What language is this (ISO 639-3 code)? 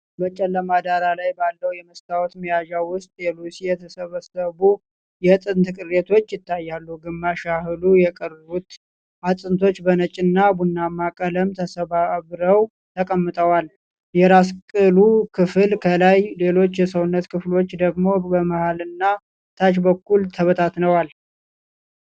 amh